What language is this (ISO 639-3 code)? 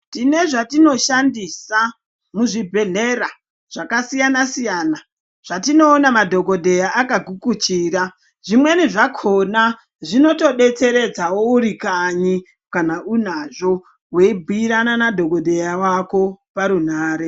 ndc